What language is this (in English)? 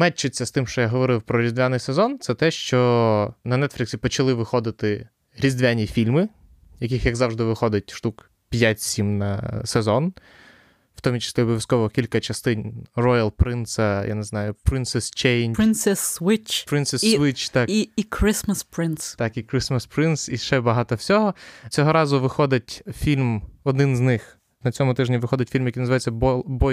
Ukrainian